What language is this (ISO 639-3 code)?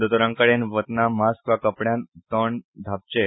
kok